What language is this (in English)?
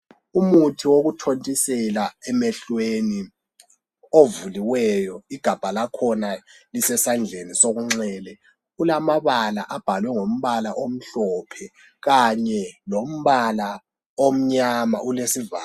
North Ndebele